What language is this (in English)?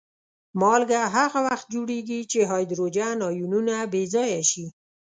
Pashto